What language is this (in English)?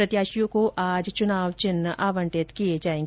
Hindi